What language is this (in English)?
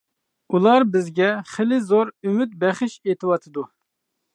Uyghur